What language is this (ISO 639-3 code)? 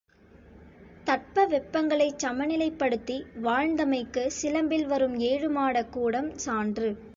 tam